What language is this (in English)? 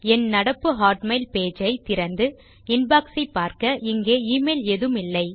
Tamil